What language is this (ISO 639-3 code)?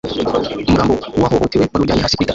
kin